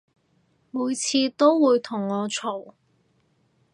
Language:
Cantonese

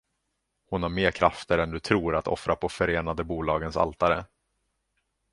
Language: Swedish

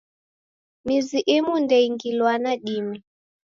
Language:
Taita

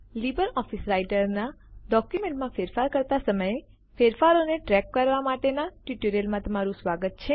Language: Gujarati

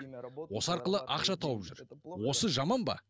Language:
Kazakh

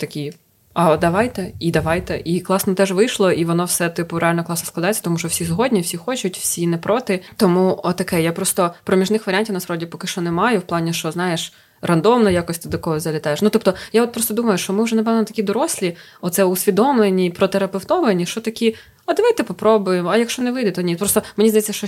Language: Ukrainian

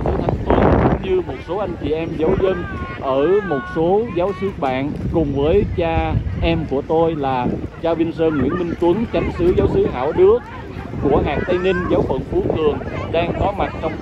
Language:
Vietnamese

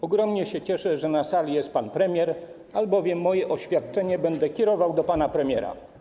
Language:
Polish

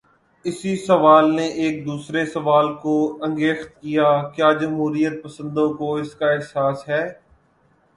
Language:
Urdu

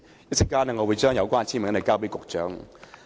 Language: Cantonese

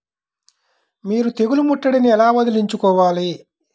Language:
Telugu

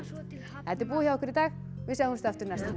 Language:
Icelandic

